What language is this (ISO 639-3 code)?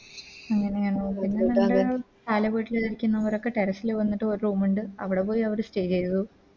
mal